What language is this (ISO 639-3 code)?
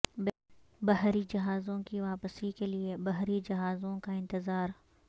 urd